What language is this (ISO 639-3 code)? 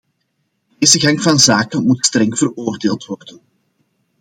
nld